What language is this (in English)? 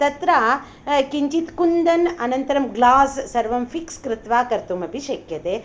Sanskrit